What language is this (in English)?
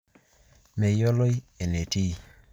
Masai